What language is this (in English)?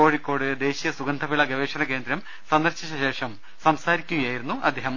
Malayalam